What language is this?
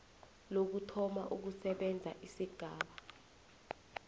South Ndebele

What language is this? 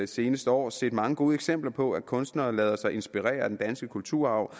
Danish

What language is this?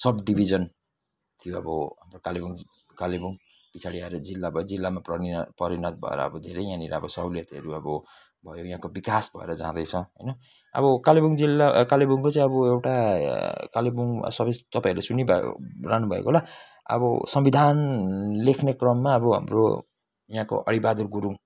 Nepali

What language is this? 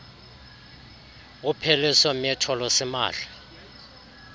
Xhosa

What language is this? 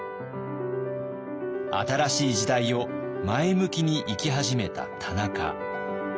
Japanese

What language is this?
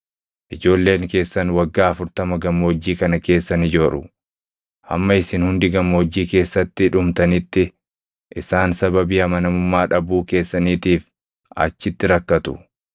Oromo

